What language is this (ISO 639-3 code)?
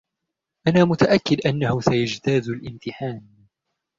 ara